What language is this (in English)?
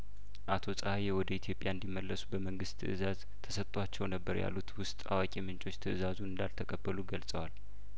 Amharic